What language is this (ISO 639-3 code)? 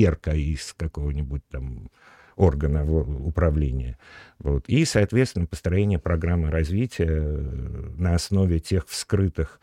rus